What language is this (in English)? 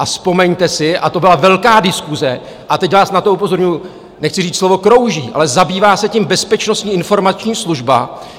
Czech